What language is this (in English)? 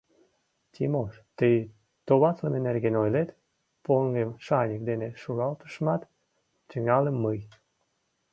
Mari